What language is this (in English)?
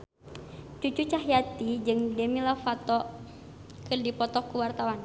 Sundanese